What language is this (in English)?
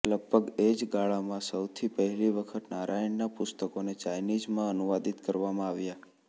Gujarati